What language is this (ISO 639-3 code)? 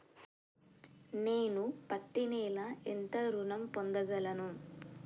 tel